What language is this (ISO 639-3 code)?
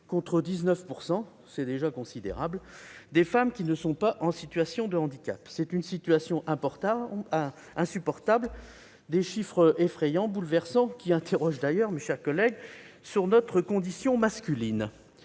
fra